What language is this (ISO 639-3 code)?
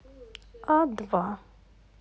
rus